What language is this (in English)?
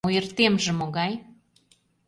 Mari